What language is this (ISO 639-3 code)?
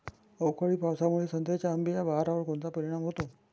mar